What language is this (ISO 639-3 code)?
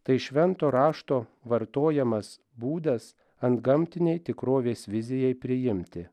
lit